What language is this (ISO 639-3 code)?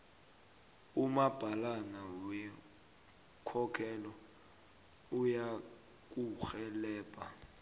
nbl